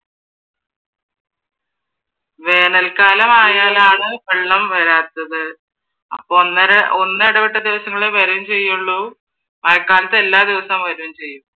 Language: Malayalam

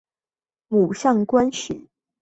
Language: Chinese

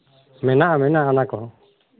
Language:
Santali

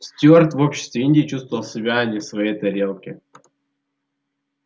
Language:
Russian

